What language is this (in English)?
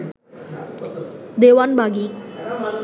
Bangla